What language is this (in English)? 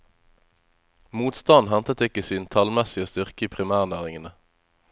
Norwegian